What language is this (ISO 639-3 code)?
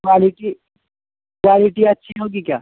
urd